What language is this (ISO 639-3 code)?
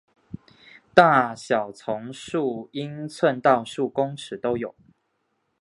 zho